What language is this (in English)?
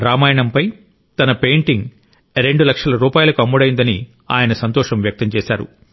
Telugu